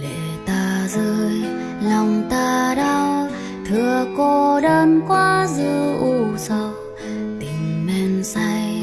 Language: Vietnamese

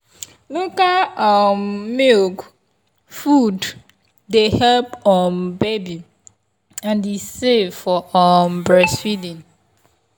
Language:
Nigerian Pidgin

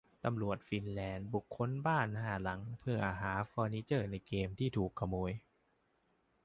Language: Thai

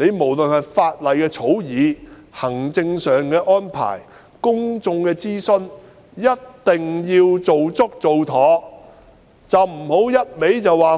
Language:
Cantonese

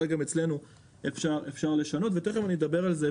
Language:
Hebrew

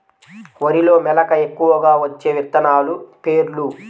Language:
Telugu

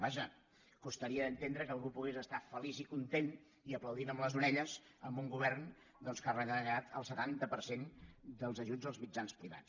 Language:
Catalan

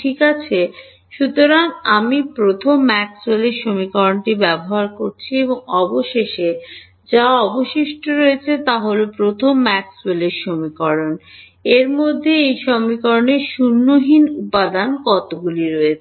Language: Bangla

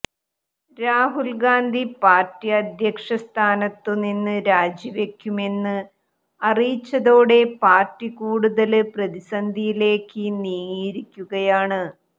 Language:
Malayalam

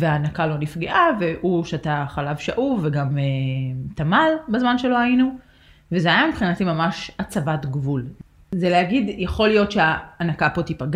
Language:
Hebrew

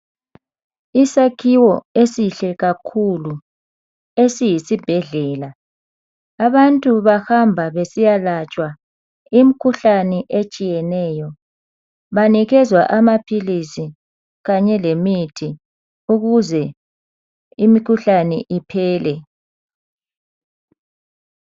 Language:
North Ndebele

